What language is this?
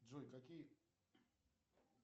Russian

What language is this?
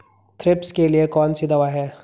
Hindi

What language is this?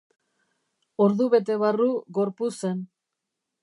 Basque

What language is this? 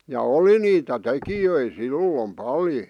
Finnish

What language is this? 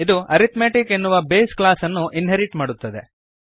Kannada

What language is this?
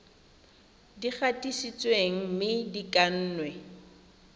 Tswana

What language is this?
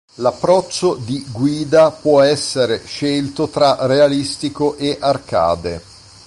Italian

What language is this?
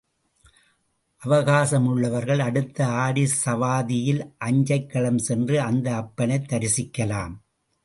Tamil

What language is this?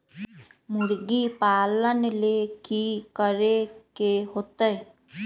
Magahi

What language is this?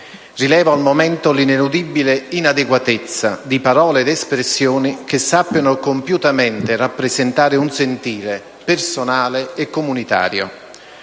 Italian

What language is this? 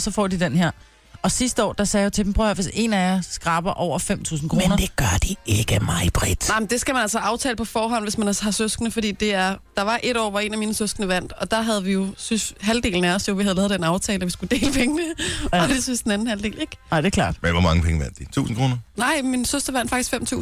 Danish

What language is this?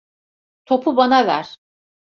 Turkish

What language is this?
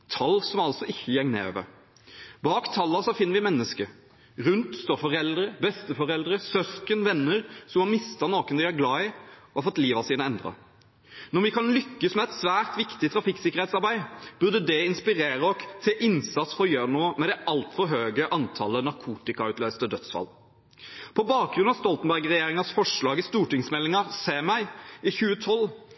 Norwegian Bokmål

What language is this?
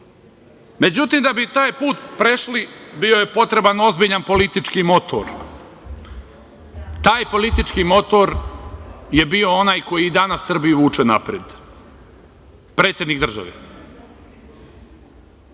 Serbian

